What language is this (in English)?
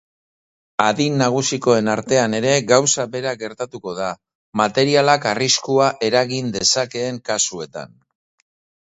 Basque